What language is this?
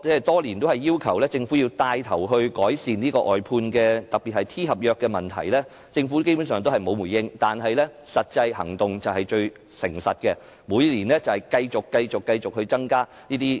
Cantonese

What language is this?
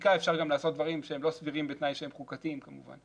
Hebrew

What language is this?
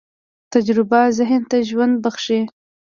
Pashto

